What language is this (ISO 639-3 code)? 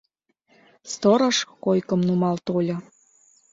chm